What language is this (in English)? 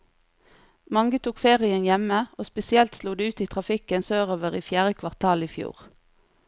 Norwegian